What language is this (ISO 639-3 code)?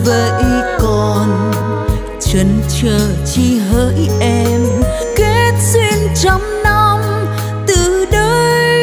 vie